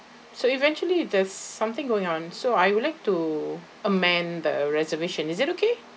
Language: English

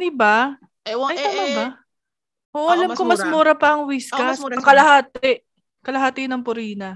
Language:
Filipino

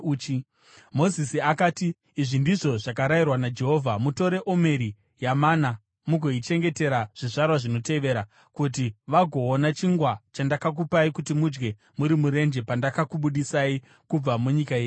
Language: Shona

